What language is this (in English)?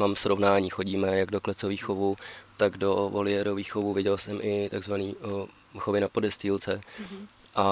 Czech